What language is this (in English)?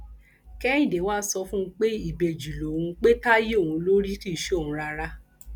Yoruba